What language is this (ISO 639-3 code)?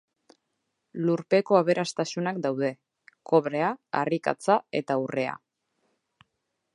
eus